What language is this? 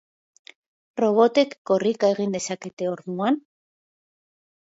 Basque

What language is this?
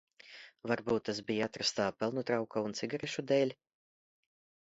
Latvian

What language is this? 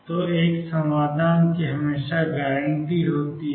Hindi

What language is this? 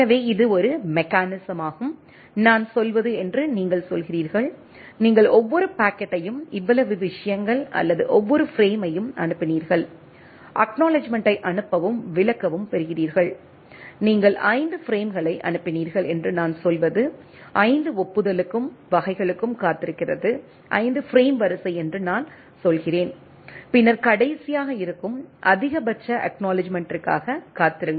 Tamil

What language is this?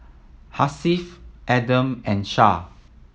English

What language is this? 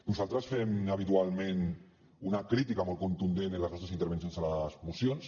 Catalan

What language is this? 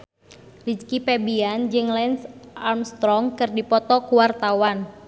Sundanese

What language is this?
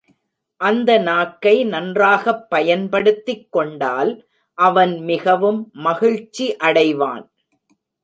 Tamil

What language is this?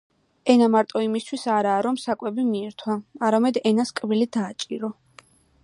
Georgian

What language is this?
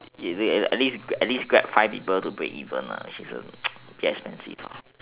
English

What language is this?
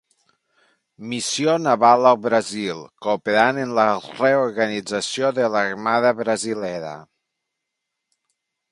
Catalan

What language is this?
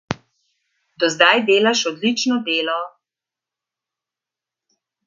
Slovenian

